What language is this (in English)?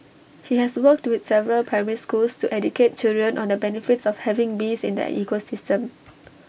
English